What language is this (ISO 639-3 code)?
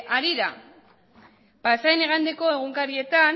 eus